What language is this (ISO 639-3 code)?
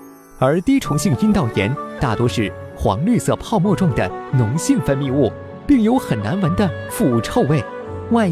zho